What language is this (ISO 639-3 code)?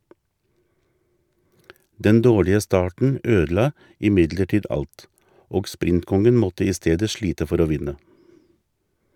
nor